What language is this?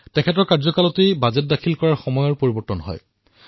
Assamese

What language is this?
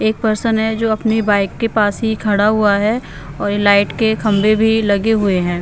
Hindi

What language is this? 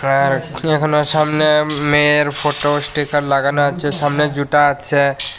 Bangla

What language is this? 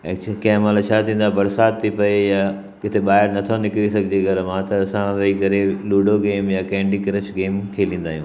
Sindhi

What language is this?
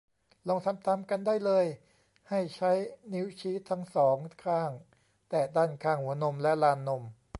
Thai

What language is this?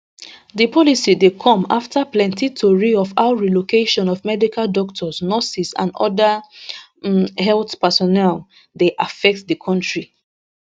Nigerian Pidgin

